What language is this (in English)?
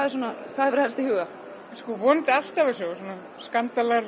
Icelandic